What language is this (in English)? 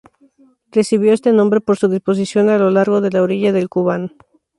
Spanish